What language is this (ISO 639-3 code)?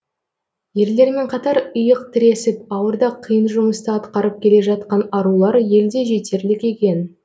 kaz